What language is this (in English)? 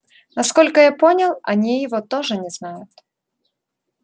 Russian